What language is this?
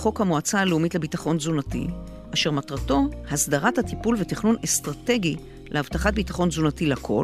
Hebrew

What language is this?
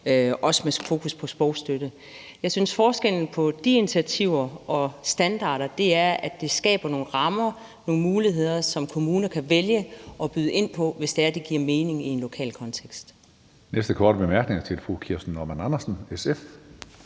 Danish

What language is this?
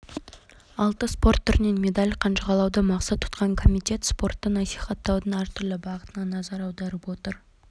Kazakh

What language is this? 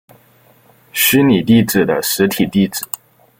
Chinese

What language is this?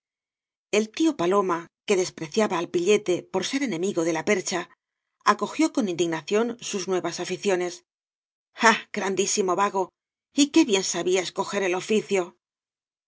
Spanish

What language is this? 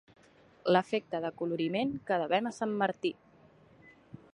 Catalan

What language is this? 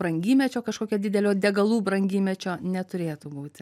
Lithuanian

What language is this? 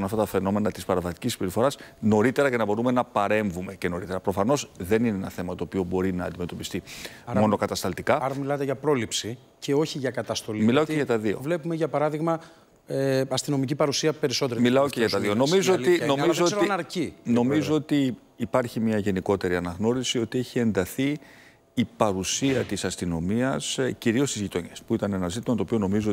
Greek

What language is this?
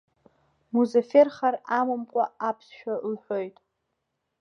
Abkhazian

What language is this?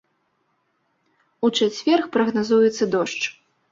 Belarusian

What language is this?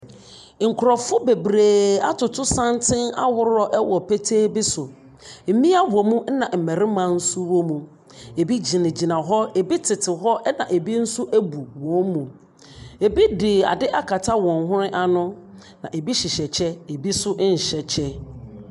Akan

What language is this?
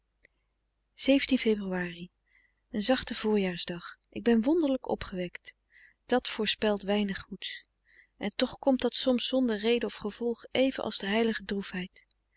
Dutch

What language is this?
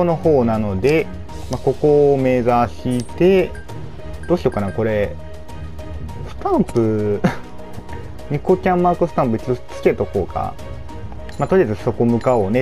Japanese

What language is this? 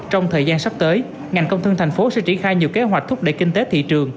Vietnamese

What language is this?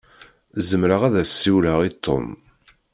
Kabyle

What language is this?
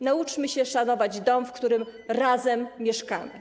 Polish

